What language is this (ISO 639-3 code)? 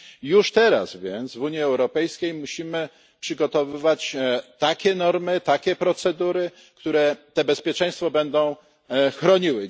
pol